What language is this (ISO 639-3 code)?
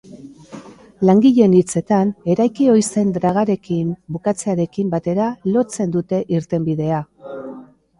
eus